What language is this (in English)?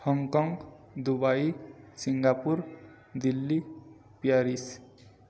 Odia